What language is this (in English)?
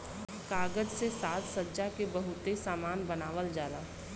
Bhojpuri